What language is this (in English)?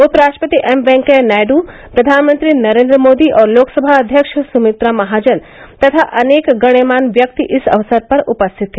Hindi